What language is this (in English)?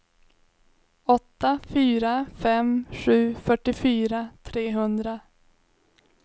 Swedish